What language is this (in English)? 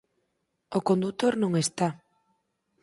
Galician